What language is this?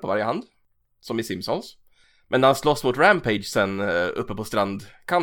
Swedish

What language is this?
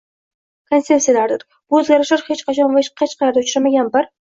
Uzbek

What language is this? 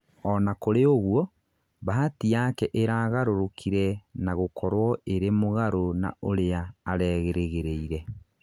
Kikuyu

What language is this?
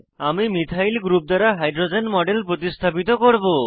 Bangla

